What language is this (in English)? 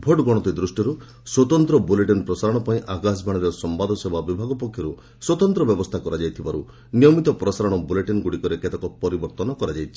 Odia